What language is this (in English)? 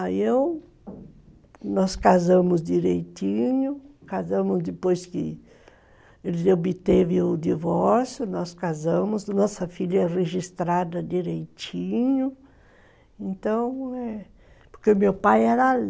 Portuguese